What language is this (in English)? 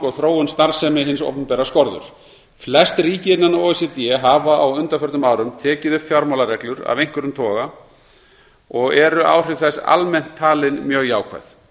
Icelandic